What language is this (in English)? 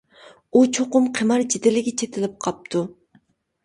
Uyghur